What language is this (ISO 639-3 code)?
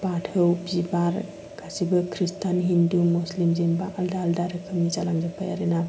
brx